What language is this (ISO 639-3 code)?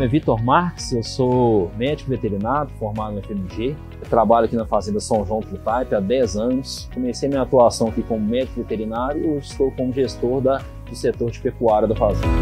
por